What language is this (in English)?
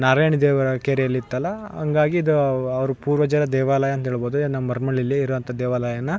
Kannada